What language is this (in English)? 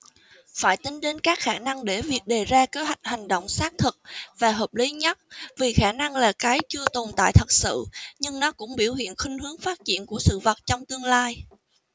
Vietnamese